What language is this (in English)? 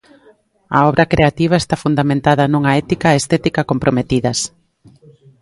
Galician